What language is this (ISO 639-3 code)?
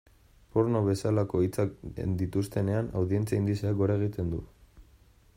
eus